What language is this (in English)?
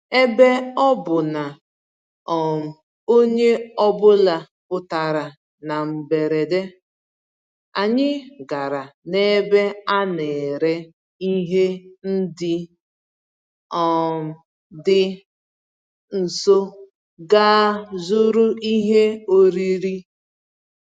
Igbo